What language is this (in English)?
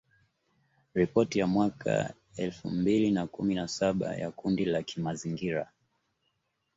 Swahili